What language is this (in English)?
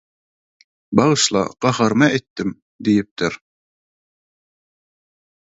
Turkmen